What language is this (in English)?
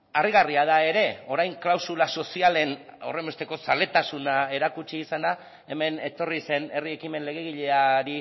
Basque